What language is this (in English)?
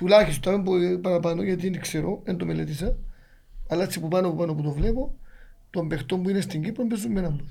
Greek